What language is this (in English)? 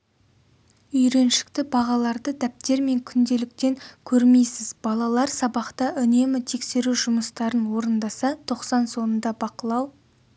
Kazakh